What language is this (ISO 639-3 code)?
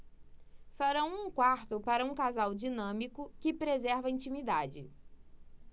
por